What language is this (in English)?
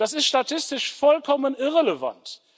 German